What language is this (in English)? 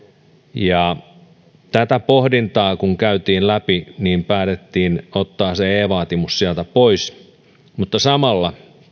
Finnish